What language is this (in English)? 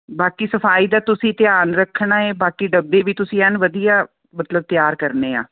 Punjabi